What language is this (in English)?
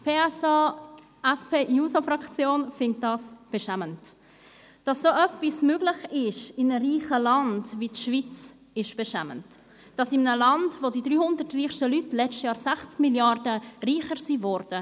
Swiss German